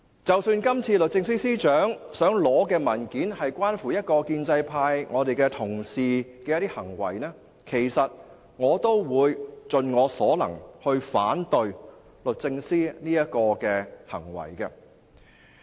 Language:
Cantonese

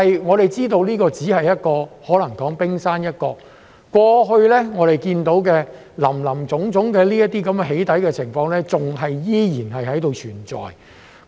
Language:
Cantonese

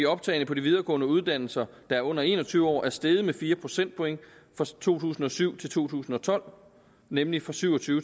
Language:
Danish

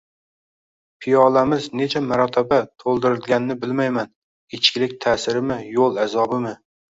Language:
Uzbek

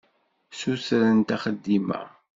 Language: Kabyle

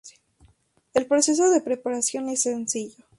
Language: Spanish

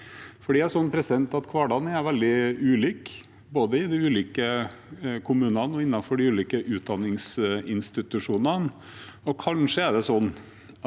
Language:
Norwegian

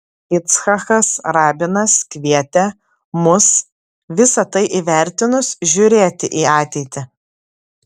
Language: Lithuanian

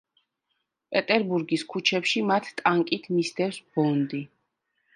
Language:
Georgian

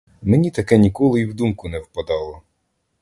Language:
Ukrainian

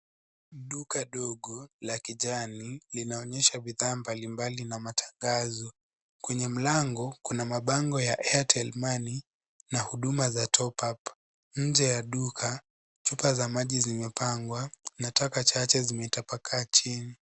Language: Swahili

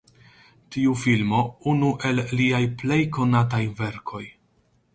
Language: Esperanto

